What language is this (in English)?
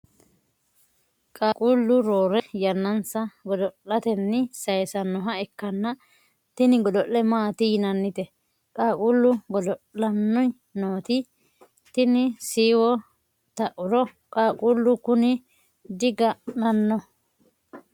Sidamo